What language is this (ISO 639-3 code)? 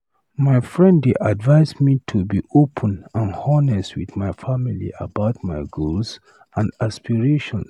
pcm